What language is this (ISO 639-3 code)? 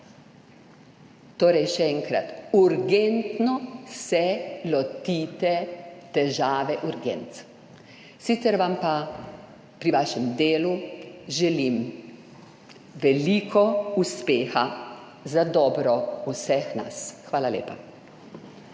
slv